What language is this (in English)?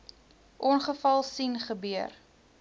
Afrikaans